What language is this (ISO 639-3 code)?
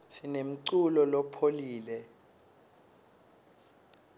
ssw